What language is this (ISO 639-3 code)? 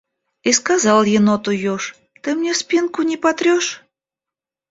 rus